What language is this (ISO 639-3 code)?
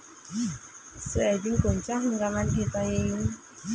mar